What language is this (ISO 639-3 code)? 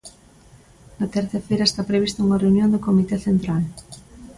glg